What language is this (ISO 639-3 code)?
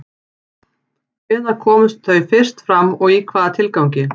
isl